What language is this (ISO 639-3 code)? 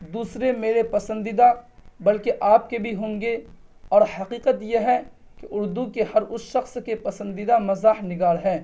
urd